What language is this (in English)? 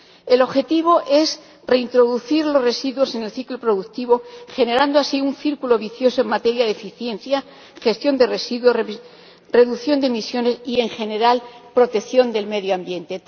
Spanish